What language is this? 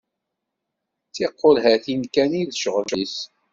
Kabyle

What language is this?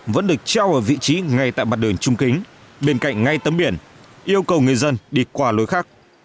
Vietnamese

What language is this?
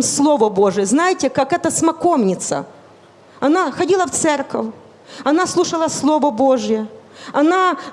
Russian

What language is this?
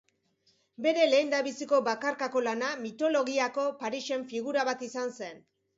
Basque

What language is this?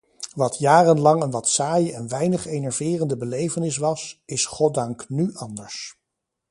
Dutch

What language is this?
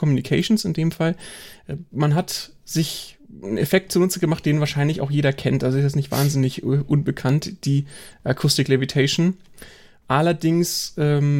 German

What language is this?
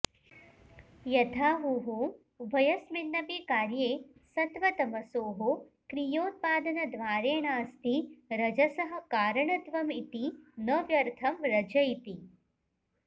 Sanskrit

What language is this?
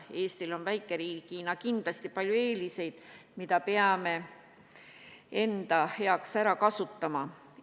Estonian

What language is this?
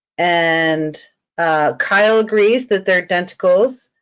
English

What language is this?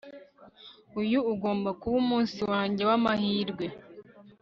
Kinyarwanda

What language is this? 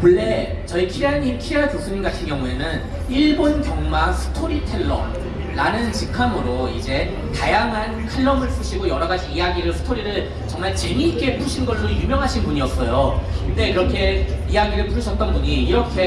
Korean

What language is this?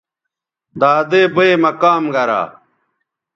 Bateri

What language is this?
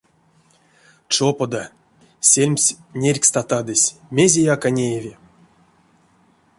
Erzya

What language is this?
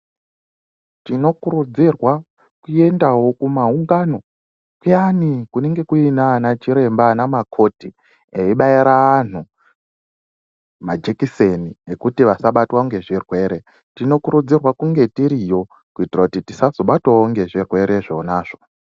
Ndau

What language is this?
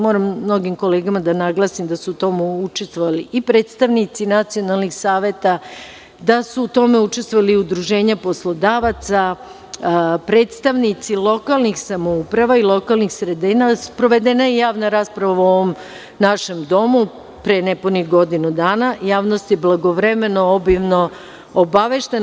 Serbian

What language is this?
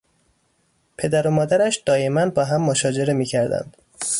Persian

